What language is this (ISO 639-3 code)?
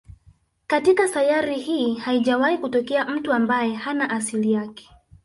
swa